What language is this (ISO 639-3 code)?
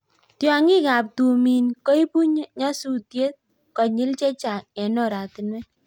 kln